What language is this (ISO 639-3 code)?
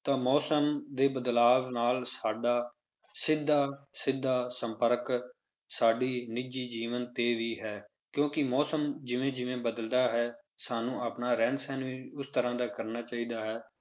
pan